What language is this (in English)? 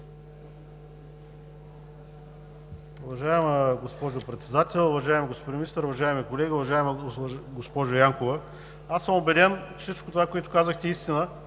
Bulgarian